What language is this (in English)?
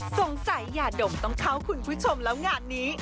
Thai